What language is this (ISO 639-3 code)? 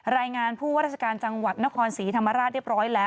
tha